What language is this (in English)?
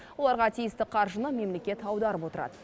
Kazakh